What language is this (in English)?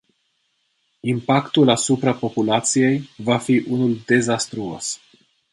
Romanian